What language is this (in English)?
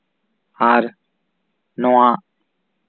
Santali